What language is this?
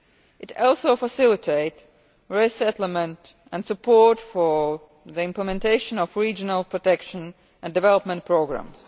English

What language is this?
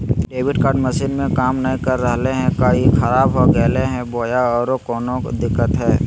Magahi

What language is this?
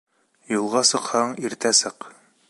Bashkir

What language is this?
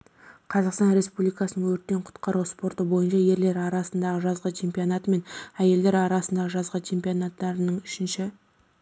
Kazakh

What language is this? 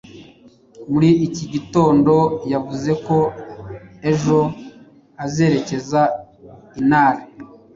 Kinyarwanda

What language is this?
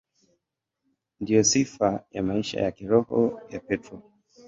Swahili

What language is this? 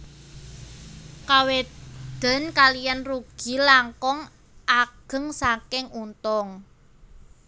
Javanese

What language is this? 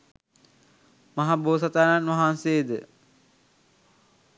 Sinhala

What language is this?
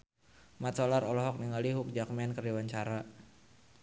Sundanese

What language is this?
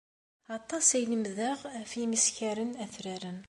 Kabyle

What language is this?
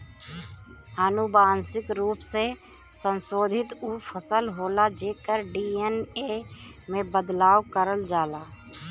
Bhojpuri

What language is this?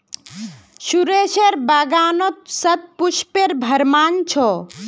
Magahi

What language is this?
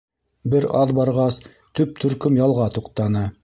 Bashkir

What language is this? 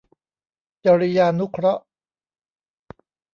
Thai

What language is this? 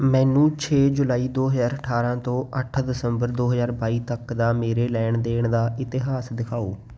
Punjabi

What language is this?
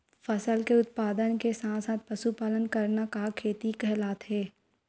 Chhattisgarhi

